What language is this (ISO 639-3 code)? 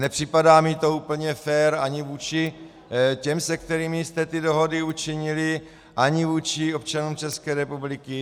ces